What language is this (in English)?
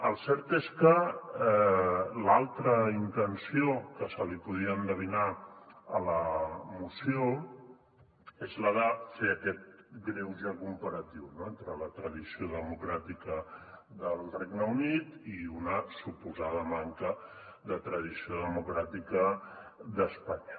Catalan